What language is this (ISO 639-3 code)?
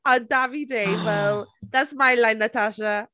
cym